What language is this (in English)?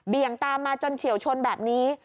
Thai